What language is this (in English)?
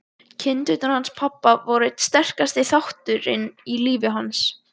Icelandic